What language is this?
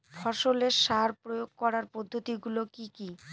Bangla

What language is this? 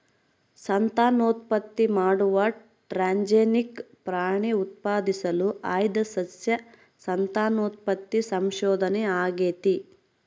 Kannada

